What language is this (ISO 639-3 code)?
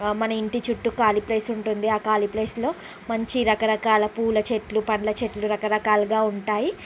tel